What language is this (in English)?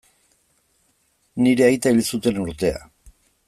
Basque